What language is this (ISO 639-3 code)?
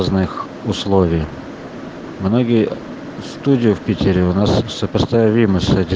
rus